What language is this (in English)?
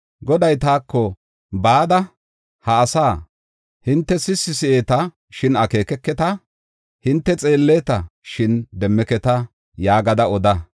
Gofa